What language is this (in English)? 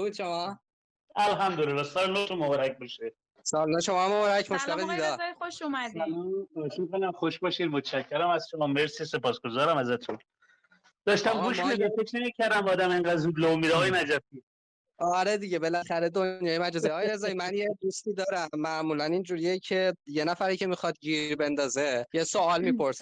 Persian